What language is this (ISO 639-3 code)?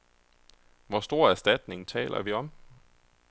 dan